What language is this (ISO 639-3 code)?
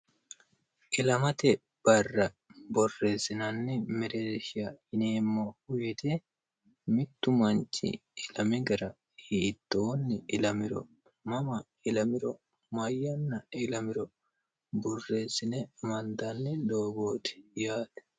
sid